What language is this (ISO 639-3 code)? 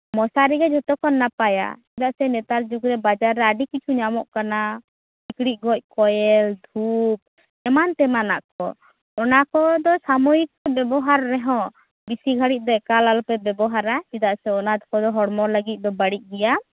sat